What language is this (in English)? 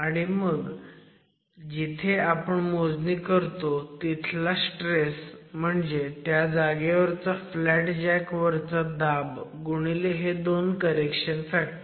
Marathi